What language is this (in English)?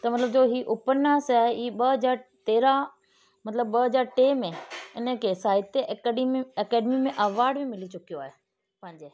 Sindhi